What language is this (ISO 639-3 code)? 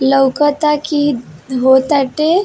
bho